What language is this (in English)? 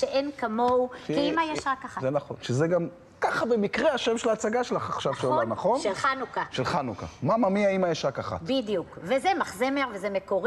Hebrew